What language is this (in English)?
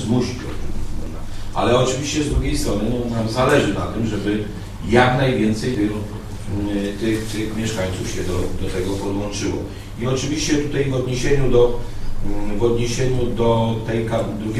Polish